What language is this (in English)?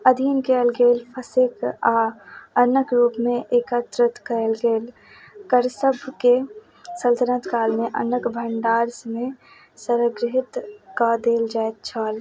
Maithili